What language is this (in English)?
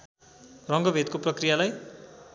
Nepali